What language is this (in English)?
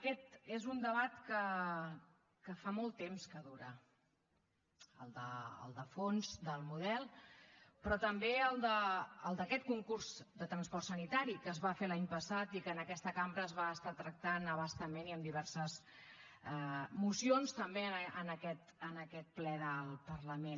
Catalan